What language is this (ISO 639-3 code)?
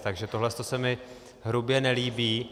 ces